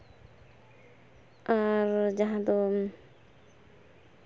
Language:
Santali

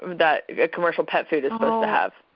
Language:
English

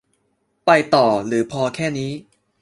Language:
Thai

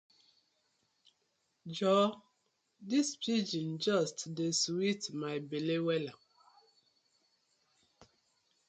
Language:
Nigerian Pidgin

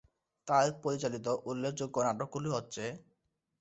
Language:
Bangla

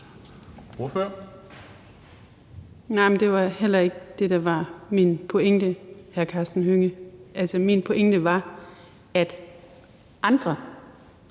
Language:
Danish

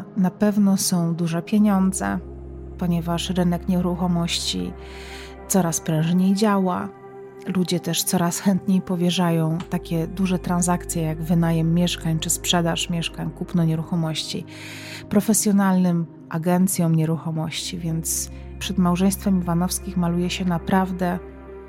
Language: Polish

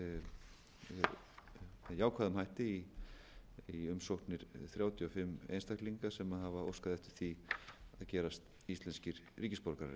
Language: Icelandic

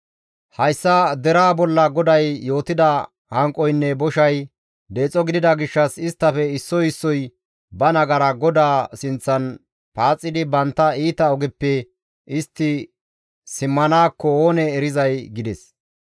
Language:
Gamo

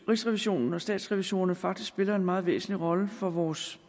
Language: Danish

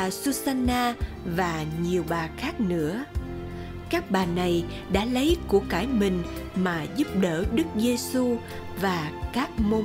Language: Vietnamese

